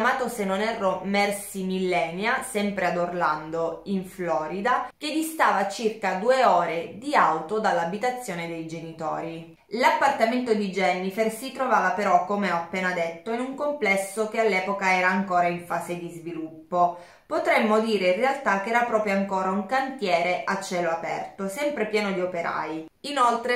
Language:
Italian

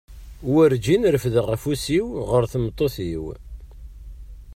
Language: Kabyle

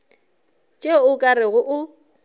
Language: Northern Sotho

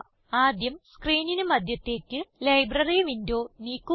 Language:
Malayalam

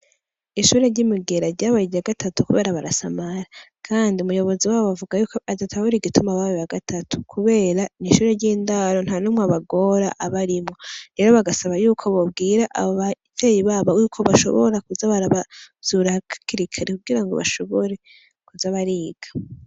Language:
Rundi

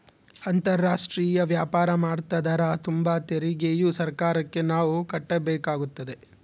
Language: Kannada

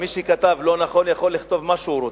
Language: Hebrew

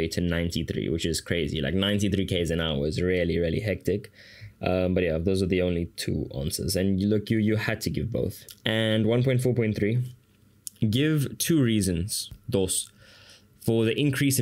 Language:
English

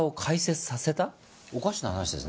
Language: Japanese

